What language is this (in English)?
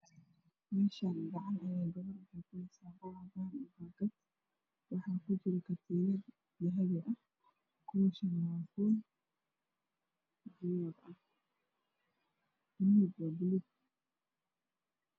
Somali